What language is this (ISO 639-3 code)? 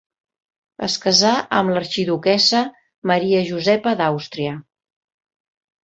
cat